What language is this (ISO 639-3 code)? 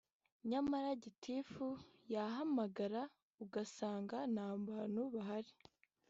kin